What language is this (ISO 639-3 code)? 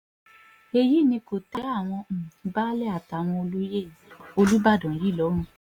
yor